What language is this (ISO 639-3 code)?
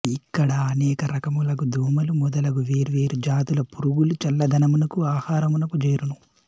tel